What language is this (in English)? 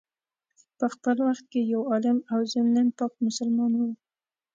Pashto